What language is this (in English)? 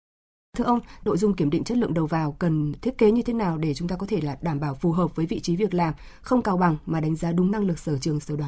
Vietnamese